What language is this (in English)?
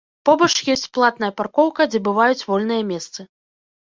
Belarusian